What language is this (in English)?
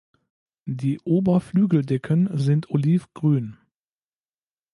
German